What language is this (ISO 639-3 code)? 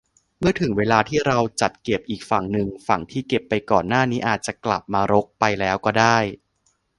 tha